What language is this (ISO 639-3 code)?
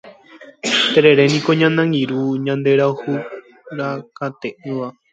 grn